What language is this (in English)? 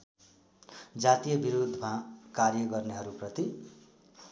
Nepali